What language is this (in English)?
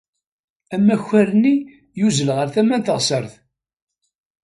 Kabyle